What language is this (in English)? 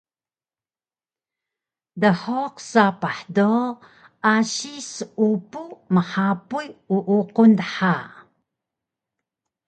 Taroko